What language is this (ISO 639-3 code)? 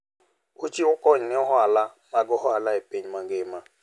luo